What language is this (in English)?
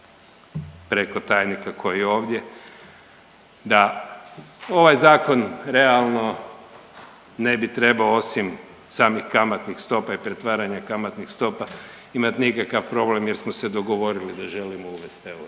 Croatian